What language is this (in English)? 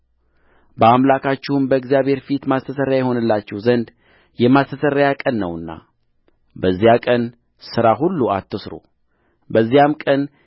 Amharic